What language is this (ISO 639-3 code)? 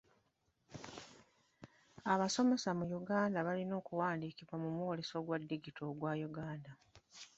lug